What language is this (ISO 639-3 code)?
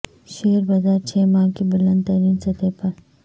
urd